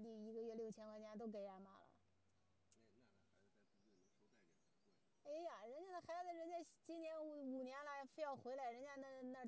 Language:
Chinese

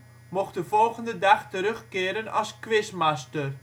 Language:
Dutch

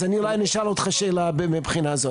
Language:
Hebrew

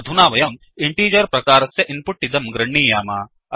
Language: Sanskrit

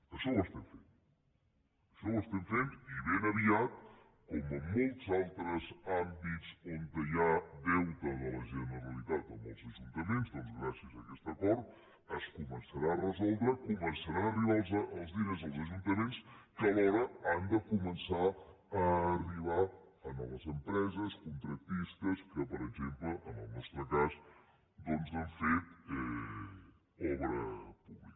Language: Catalan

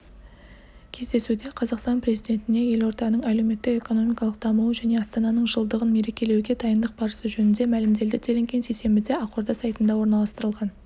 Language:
Kazakh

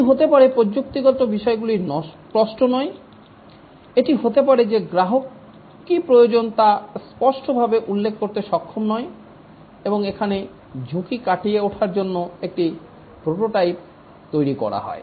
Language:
Bangla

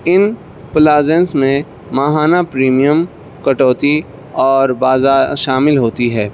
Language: Urdu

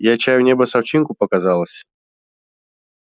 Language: Russian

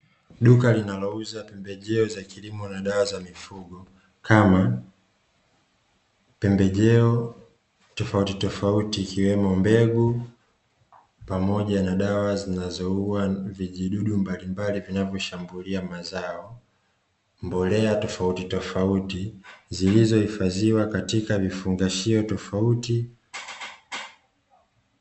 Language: Swahili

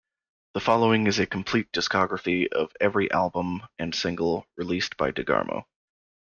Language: English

